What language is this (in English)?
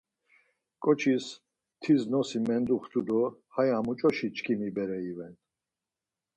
Laz